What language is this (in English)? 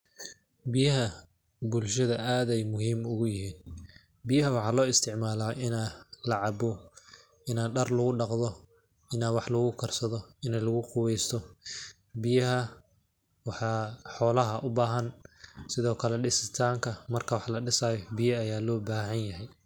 Somali